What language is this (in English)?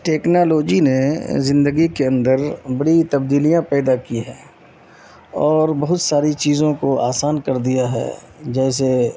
Urdu